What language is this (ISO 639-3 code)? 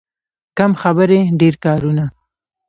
pus